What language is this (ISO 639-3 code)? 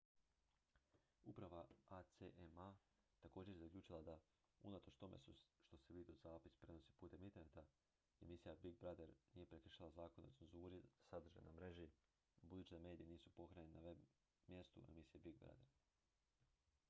hrv